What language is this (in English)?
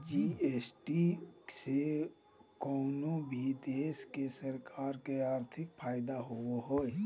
Magahi